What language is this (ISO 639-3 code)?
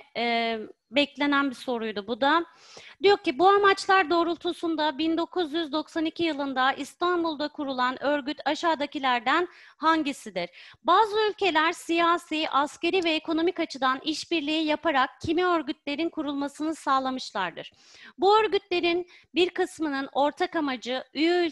tur